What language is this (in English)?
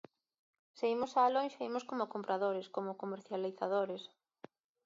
Galician